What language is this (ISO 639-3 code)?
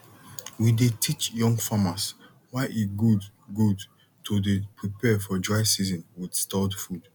pcm